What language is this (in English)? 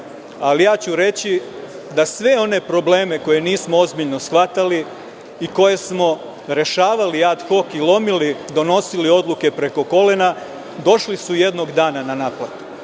Serbian